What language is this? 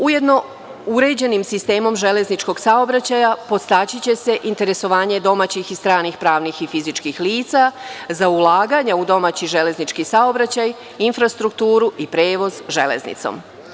Serbian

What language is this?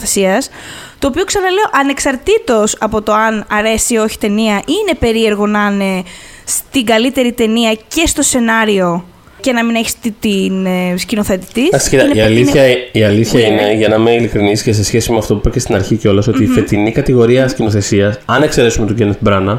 Greek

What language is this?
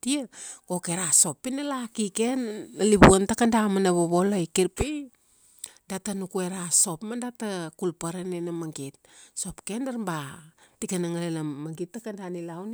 Kuanua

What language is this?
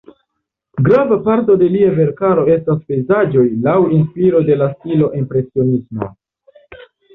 Esperanto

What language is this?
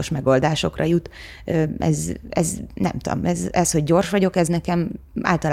Hungarian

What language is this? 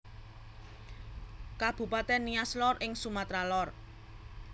Javanese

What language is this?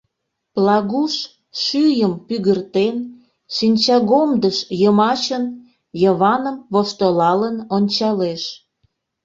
Mari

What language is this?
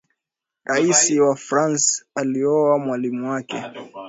Swahili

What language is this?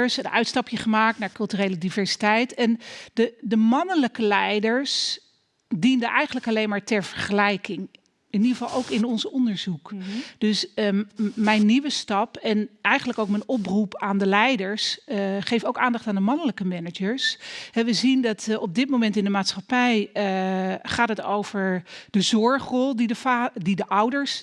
Dutch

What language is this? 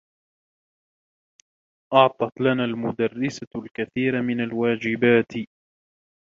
Arabic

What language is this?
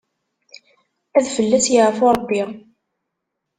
Kabyle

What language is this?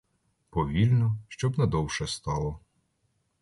Ukrainian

